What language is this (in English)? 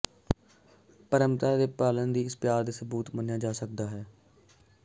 Punjabi